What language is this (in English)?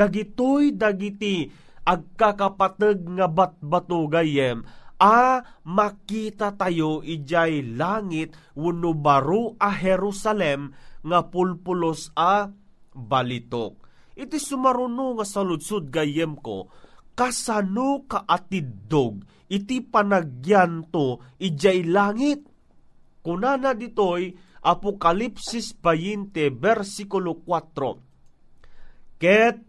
Filipino